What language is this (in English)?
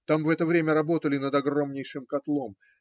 Russian